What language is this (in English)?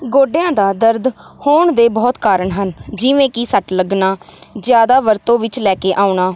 Punjabi